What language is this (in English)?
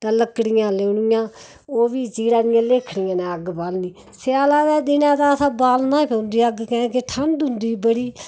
Dogri